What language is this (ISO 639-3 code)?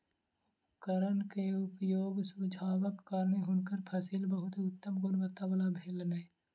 mai